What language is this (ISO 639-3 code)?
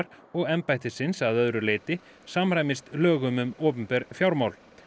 isl